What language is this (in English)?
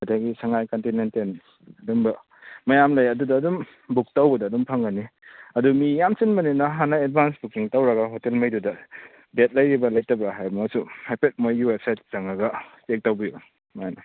Manipuri